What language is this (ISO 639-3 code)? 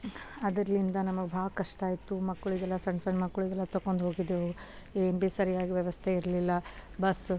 kan